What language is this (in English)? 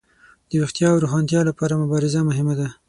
Pashto